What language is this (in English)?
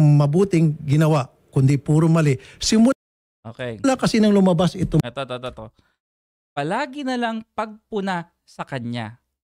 Filipino